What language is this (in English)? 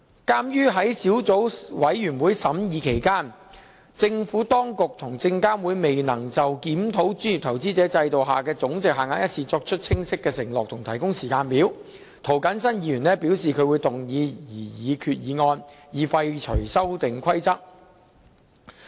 Cantonese